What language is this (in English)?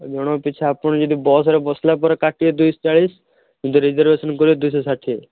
Odia